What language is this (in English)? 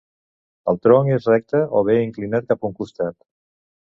Catalan